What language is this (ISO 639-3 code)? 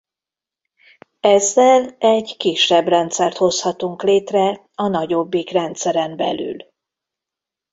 hun